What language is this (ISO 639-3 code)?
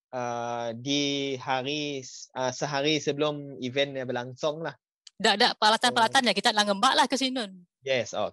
msa